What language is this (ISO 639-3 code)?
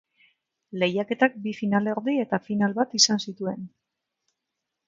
eus